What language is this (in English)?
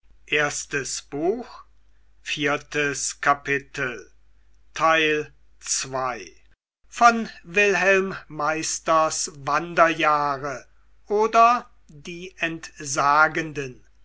German